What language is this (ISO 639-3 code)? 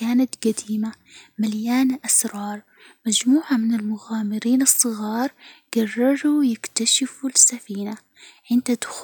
acw